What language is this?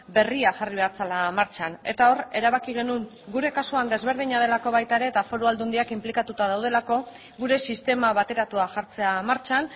Basque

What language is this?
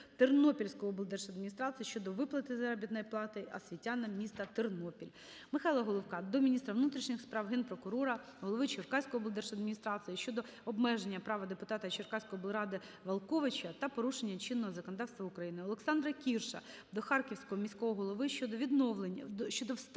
Ukrainian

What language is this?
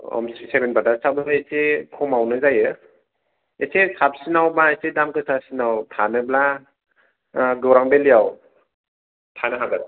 Bodo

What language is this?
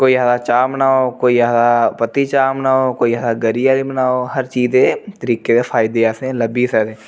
Dogri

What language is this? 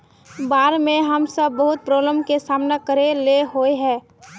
Magahi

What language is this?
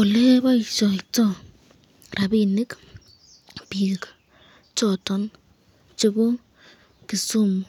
Kalenjin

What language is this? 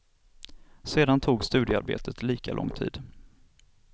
Swedish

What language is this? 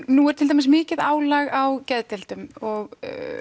Icelandic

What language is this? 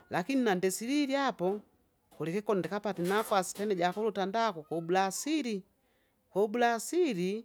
Kinga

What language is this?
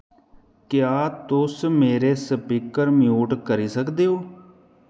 Dogri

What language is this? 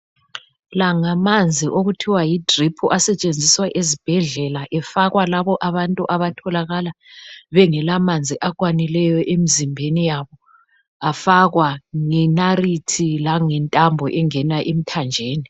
North Ndebele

